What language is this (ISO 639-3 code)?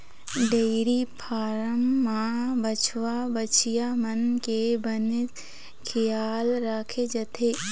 hne